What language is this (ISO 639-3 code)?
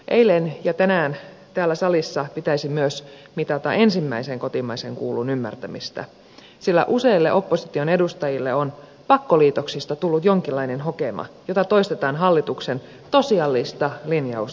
fin